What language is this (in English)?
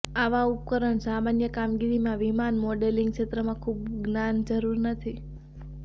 Gujarati